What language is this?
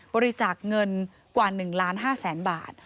Thai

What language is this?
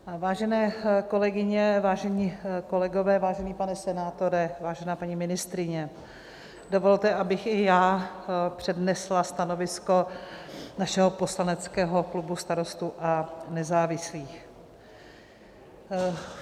Czech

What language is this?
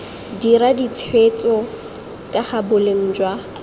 Tswana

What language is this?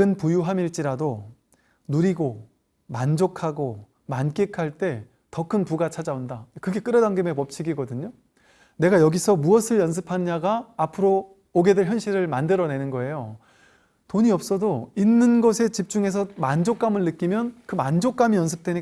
Korean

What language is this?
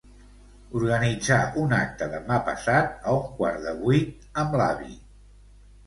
Catalan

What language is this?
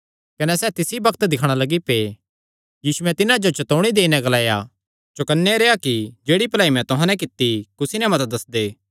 Kangri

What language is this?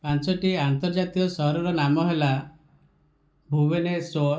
Odia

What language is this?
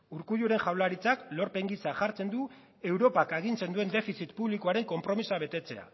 Basque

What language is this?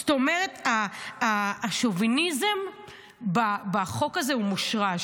Hebrew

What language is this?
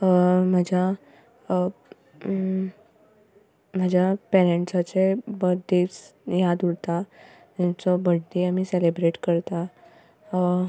Konkani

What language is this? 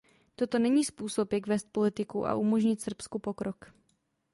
Czech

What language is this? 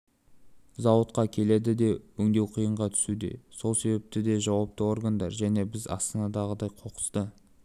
Kazakh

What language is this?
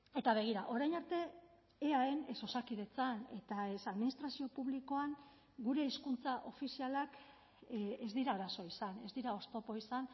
Basque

